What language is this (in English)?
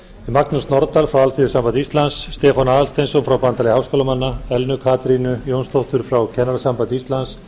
Icelandic